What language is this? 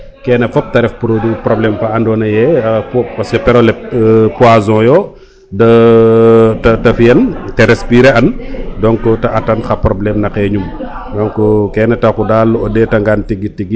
Serer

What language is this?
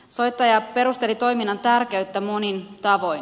Finnish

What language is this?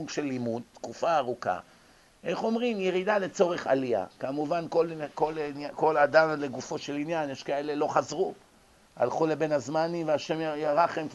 Hebrew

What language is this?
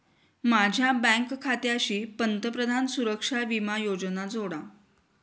Marathi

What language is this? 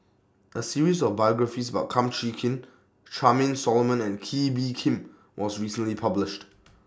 English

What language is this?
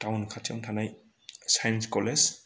Bodo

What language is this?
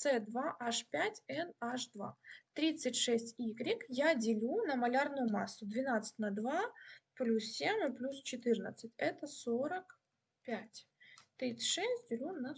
Russian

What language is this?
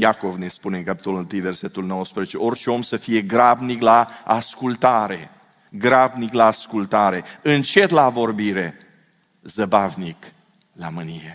Romanian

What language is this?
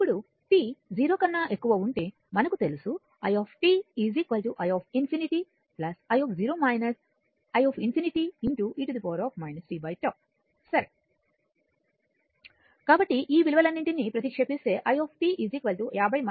Telugu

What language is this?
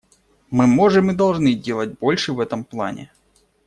Russian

